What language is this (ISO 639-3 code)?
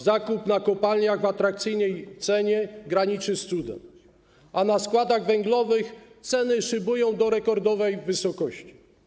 pol